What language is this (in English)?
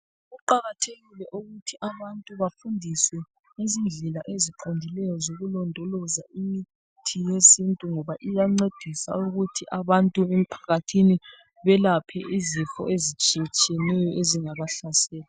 North Ndebele